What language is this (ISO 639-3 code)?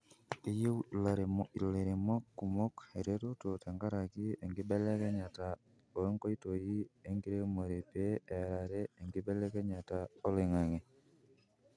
mas